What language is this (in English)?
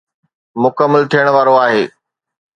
Sindhi